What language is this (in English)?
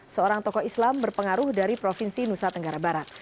Indonesian